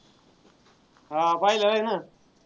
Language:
Marathi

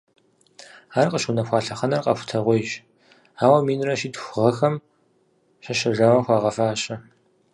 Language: Kabardian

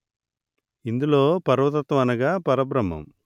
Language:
Telugu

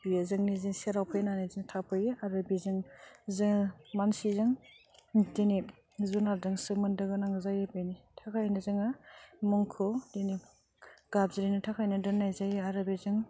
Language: Bodo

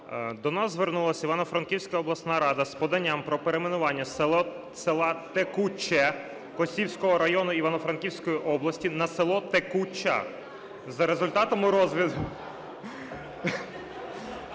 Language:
Ukrainian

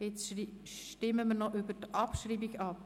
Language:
Swiss German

